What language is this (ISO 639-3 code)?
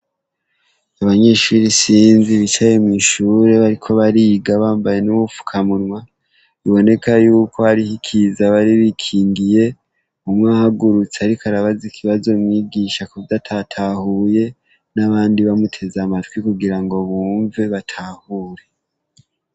run